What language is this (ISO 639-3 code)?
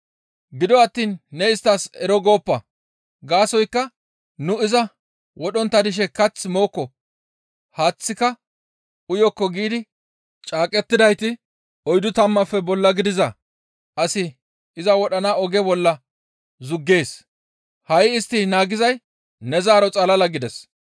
gmv